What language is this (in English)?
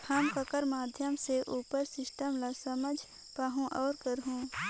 Chhattisgarhi